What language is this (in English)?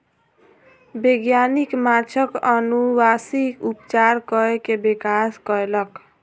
Maithili